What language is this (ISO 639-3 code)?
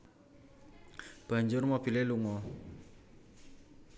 jav